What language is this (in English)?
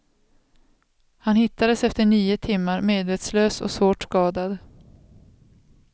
Swedish